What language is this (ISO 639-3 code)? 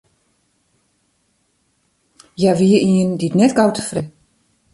fry